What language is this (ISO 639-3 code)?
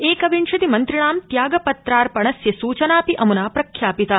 san